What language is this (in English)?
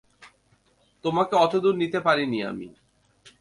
Bangla